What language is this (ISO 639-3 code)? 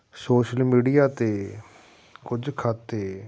pan